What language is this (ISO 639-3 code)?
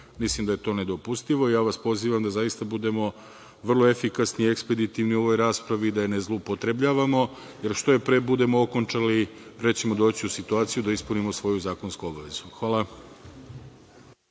srp